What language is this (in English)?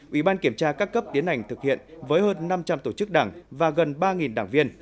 Vietnamese